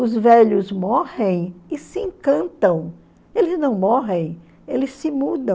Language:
Portuguese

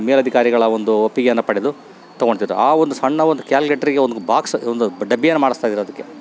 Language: Kannada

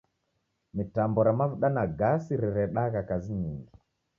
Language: Taita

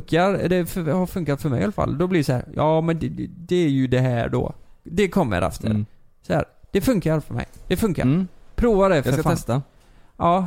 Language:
Swedish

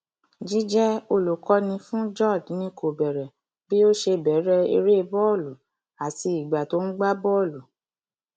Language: Yoruba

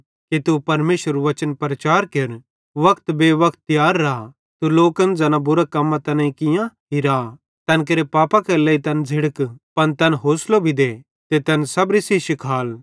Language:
Bhadrawahi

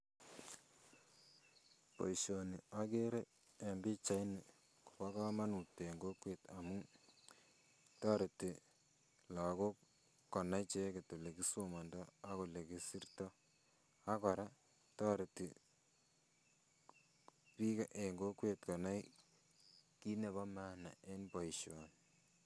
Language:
Kalenjin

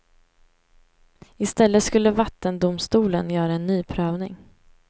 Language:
Swedish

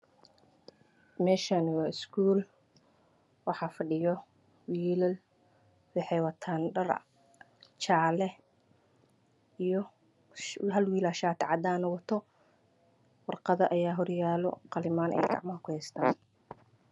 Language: Somali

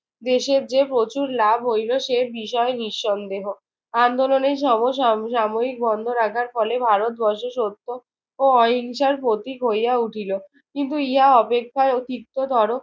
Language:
Bangla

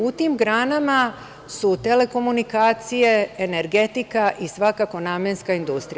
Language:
Serbian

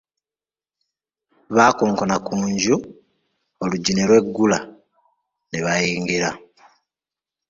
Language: Ganda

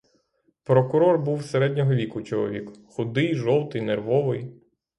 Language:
Ukrainian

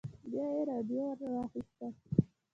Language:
Pashto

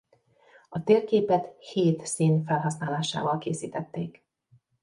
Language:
Hungarian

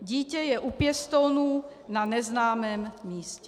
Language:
Czech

